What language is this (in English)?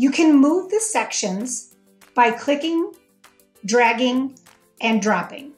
English